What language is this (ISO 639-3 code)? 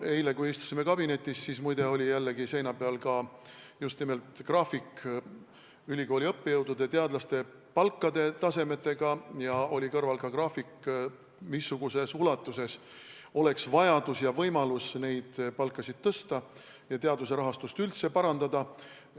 est